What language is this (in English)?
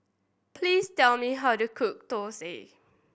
English